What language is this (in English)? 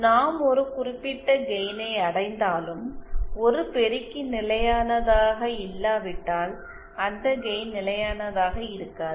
Tamil